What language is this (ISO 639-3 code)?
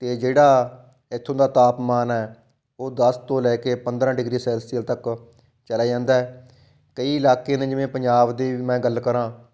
pan